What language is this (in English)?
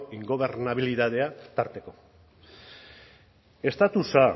Basque